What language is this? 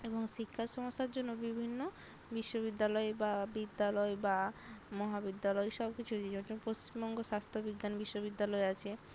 Bangla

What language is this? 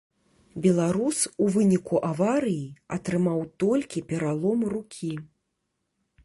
Belarusian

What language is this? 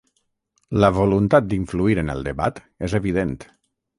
Catalan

